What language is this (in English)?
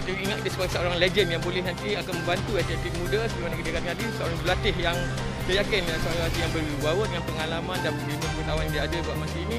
Malay